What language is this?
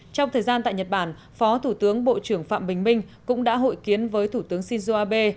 Vietnamese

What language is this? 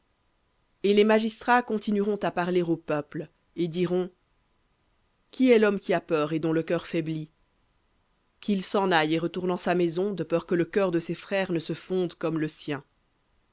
French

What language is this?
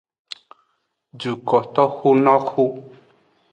Aja (Benin)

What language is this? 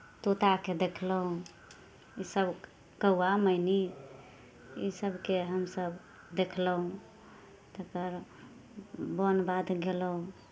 Maithili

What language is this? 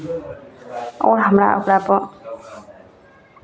Maithili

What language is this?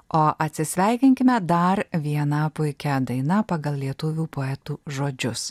Lithuanian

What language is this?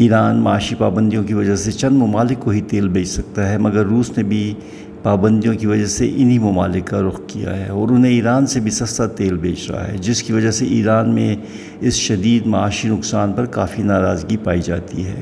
Urdu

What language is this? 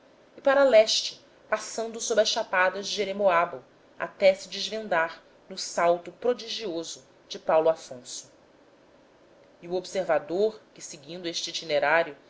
Portuguese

